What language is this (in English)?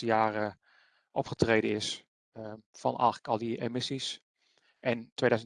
Dutch